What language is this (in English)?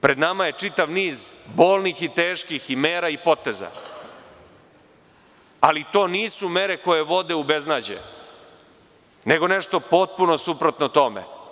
Serbian